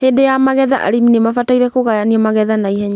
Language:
Kikuyu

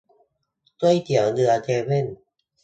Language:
Thai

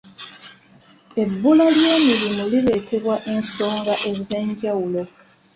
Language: Ganda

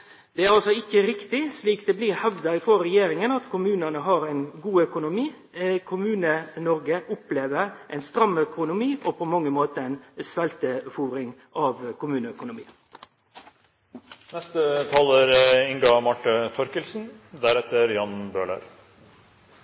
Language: Norwegian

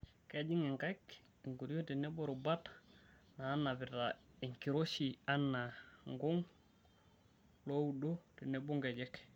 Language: Masai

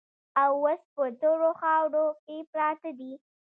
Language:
Pashto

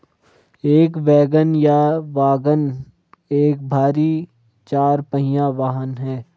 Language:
Hindi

